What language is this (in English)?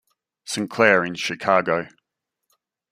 English